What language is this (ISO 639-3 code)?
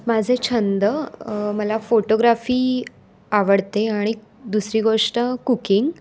mar